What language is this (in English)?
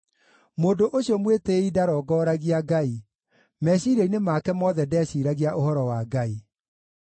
Kikuyu